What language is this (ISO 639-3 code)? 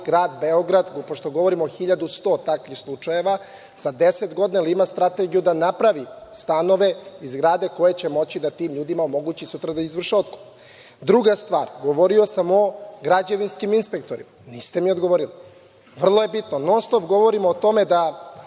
srp